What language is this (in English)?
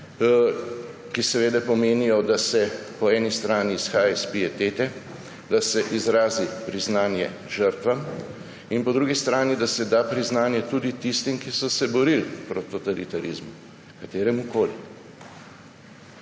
Slovenian